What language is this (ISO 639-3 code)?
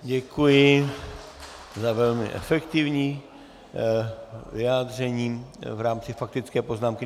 ces